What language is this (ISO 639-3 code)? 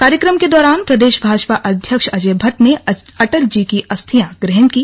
hin